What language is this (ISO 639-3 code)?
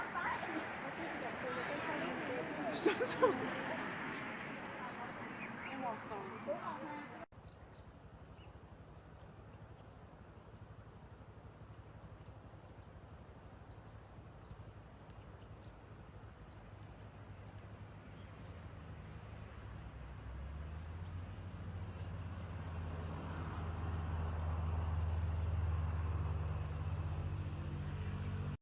tha